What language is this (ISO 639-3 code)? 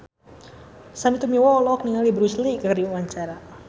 sun